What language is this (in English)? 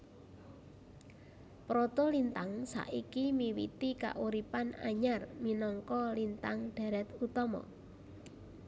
Javanese